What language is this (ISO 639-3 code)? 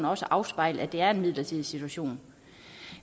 dan